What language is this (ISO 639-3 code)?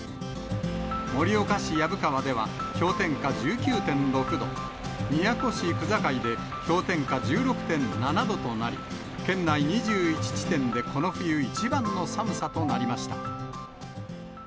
jpn